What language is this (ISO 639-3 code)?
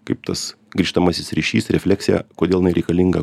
lit